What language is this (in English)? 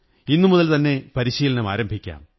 Malayalam